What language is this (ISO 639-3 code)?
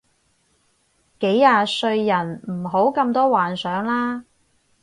yue